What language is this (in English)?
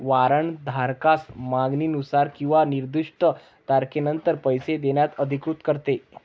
Marathi